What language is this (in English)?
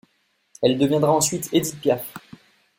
French